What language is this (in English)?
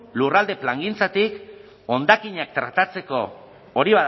Basque